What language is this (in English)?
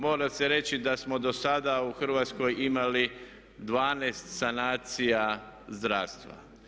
Croatian